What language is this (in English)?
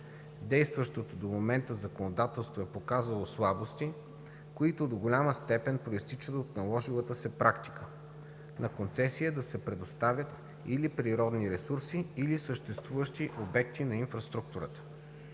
Bulgarian